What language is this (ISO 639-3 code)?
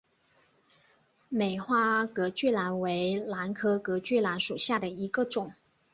zho